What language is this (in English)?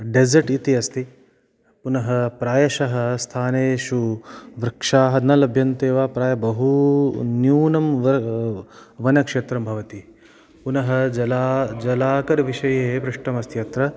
Sanskrit